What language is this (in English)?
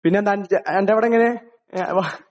Malayalam